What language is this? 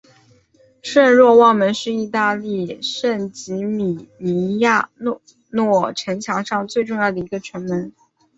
Chinese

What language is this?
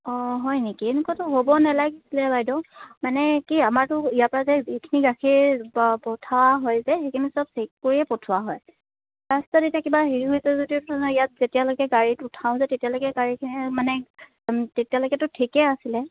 Assamese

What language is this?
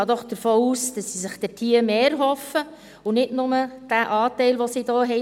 Swiss German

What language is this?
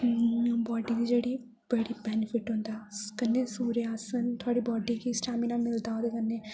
Dogri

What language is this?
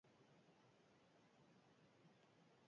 Basque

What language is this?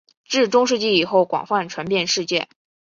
Chinese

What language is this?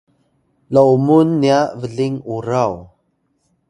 Atayal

